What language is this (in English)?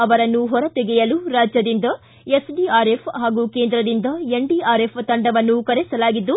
Kannada